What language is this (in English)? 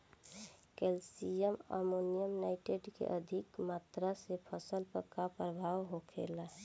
Bhojpuri